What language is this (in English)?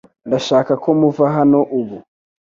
Kinyarwanda